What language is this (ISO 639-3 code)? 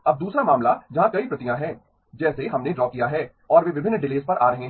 hin